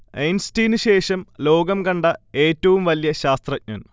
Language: Malayalam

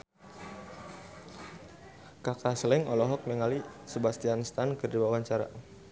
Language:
Sundanese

